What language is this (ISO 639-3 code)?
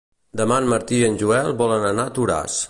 cat